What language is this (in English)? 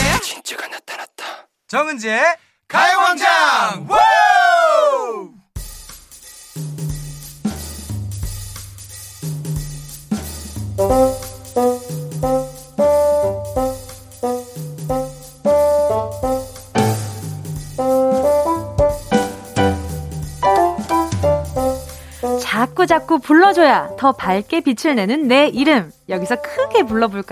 Korean